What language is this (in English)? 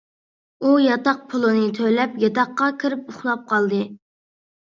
Uyghur